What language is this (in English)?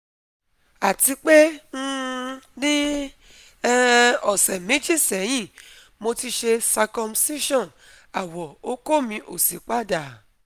Yoruba